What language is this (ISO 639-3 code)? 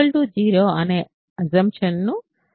tel